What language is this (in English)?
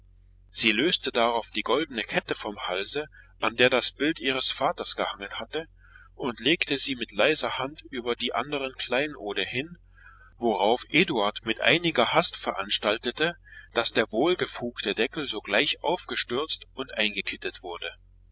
German